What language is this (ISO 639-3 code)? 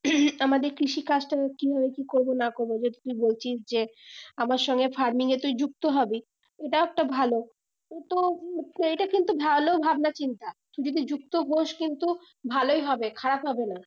ben